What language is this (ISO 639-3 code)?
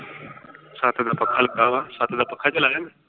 pan